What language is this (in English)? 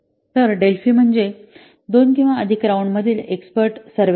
Marathi